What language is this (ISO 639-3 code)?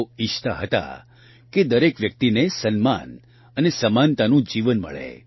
guj